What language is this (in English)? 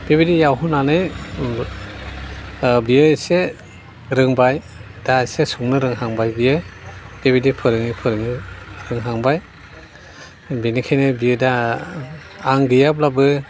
Bodo